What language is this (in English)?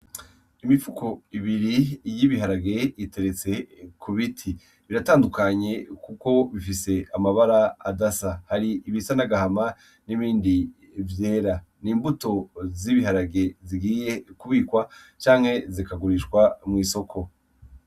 Rundi